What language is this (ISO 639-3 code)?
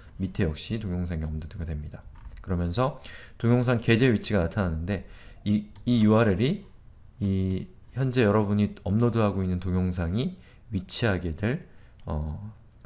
kor